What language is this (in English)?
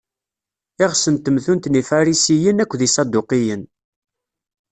Kabyle